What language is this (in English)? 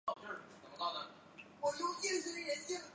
Chinese